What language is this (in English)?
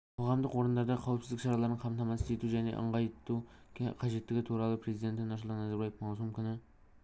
Kazakh